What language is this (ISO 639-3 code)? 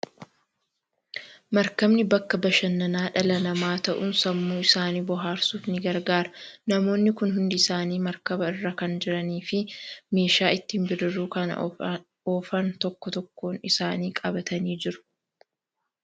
orm